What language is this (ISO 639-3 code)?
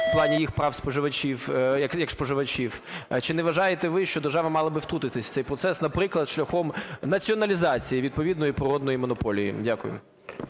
ukr